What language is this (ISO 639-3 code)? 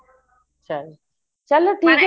pan